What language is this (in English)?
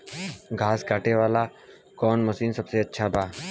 Bhojpuri